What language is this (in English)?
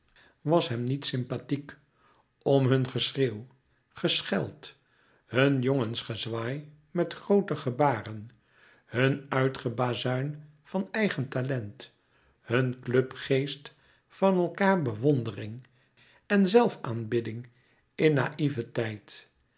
Dutch